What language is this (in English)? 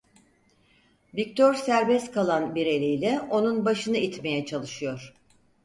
Turkish